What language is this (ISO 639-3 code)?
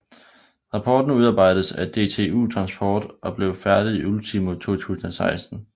dan